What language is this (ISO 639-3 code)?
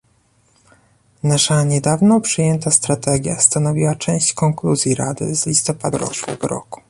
pol